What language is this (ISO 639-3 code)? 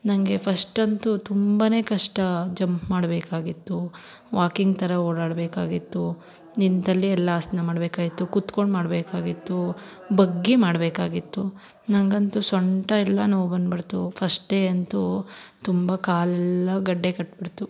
kan